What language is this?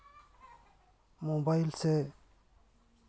Santali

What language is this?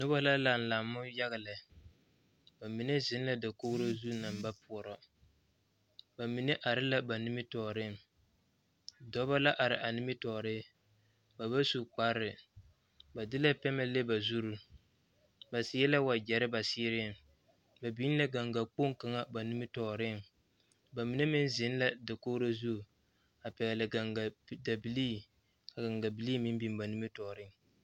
Southern Dagaare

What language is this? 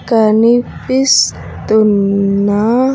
Telugu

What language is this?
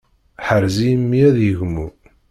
Kabyle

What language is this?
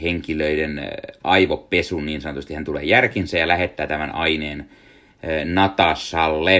Finnish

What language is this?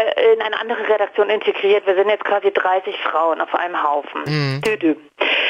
German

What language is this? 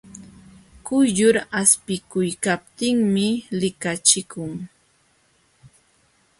Jauja Wanca Quechua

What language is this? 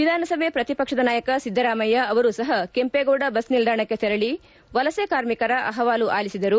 Kannada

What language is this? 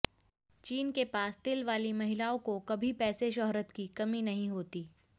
Hindi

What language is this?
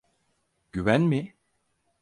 Turkish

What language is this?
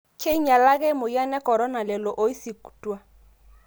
Masai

